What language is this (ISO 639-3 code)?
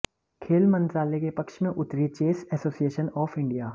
hin